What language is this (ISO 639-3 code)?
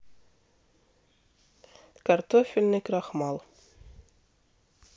rus